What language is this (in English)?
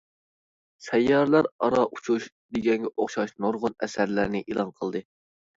Uyghur